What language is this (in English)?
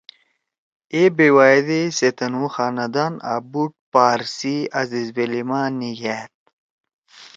Torwali